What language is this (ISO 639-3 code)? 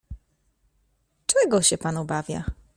pol